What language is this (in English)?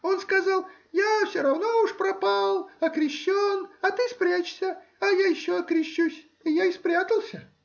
Russian